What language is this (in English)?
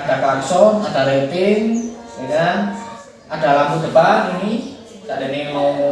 Indonesian